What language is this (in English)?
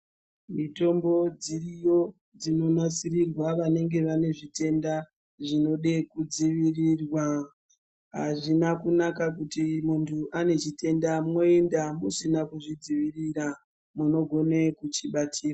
Ndau